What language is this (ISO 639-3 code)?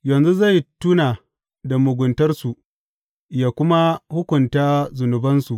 hau